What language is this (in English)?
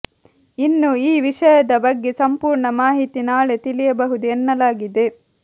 Kannada